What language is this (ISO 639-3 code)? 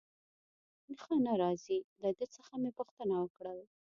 pus